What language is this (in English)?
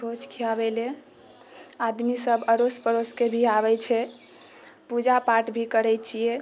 Maithili